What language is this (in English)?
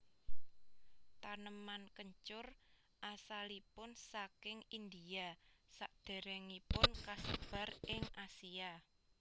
Javanese